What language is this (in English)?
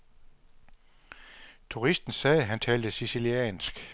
Danish